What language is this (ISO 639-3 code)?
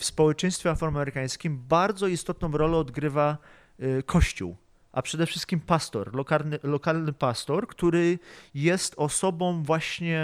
pol